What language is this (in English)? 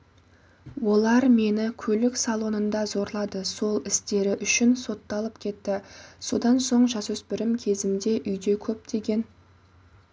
Kazakh